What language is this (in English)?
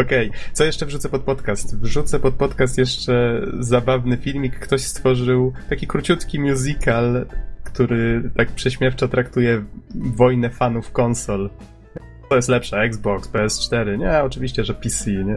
Polish